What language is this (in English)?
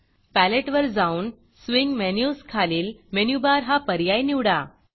Marathi